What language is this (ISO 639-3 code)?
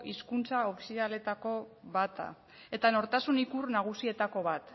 eus